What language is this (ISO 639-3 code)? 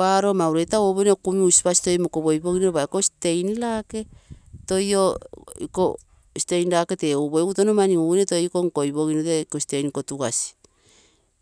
buo